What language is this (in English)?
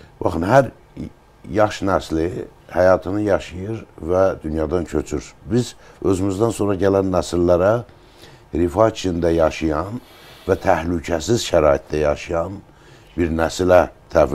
Turkish